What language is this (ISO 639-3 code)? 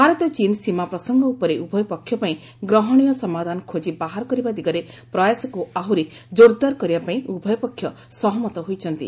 ori